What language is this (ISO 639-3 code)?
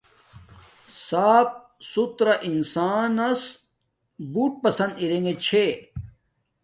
dmk